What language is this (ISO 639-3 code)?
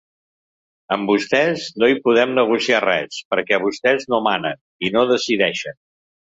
cat